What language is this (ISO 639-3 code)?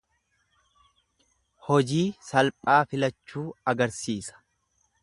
orm